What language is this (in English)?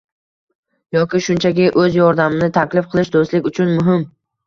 Uzbek